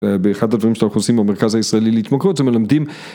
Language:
Hebrew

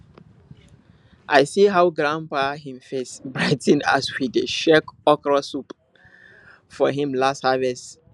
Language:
Nigerian Pidgin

